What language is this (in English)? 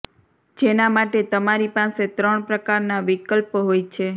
Gujarati